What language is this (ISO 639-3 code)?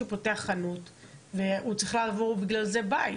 heb